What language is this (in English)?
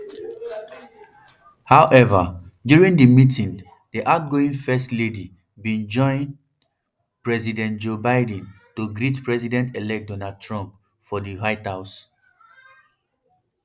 Nigerian Pidgin